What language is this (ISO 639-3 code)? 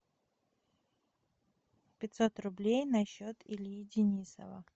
rus